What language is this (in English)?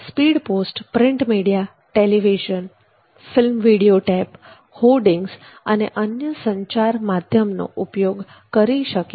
Gujarati